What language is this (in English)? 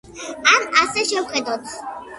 Georgian